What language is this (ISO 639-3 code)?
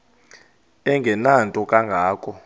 xho